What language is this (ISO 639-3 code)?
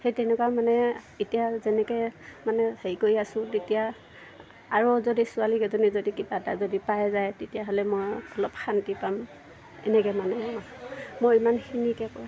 asm